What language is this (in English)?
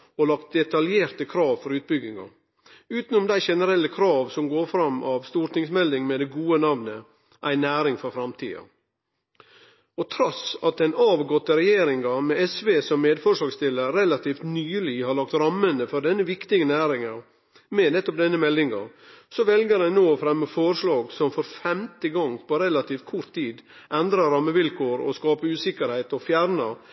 Norwegian Nynorsk